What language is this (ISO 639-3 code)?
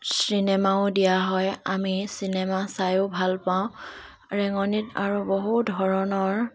asm